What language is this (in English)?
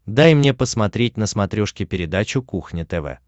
Russian